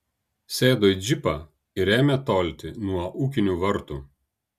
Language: Lithuanian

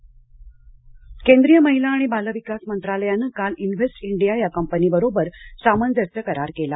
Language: Marathi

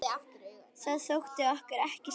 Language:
Icelandic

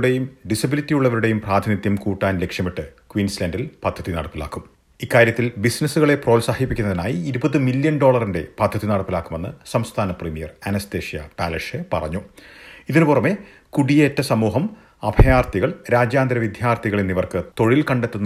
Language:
Malayalam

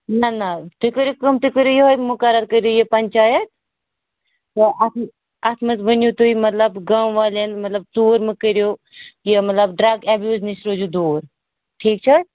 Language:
Kashmiri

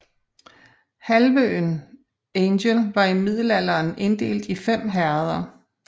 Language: Danish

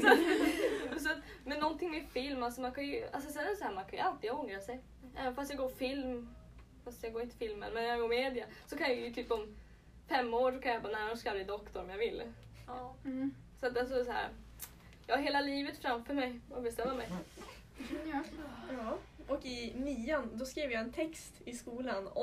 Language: Swedish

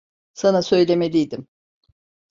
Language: Turkish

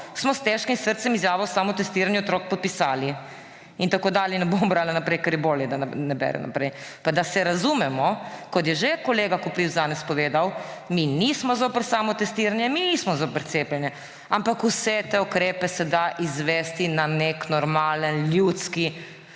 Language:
Slovenian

